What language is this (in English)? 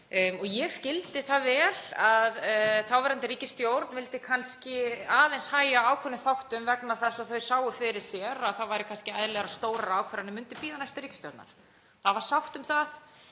Icelandic